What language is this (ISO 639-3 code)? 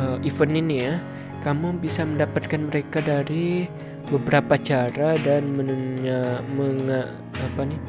ind